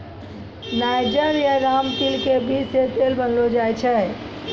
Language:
Maithili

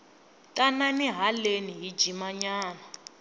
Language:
Tsonga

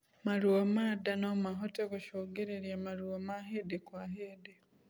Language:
Kikuyu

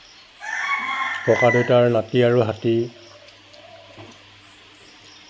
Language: Assamese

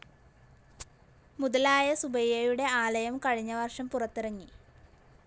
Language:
Malayalam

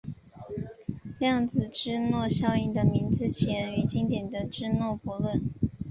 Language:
Chinese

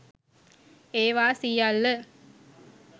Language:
Sinhala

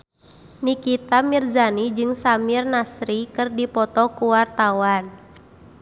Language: Sundanese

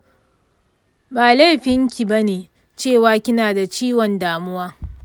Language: Hausa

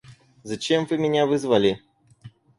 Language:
Russian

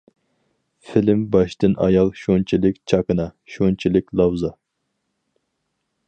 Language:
Uyghur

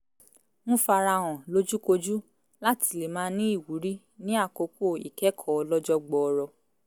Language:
Yoruba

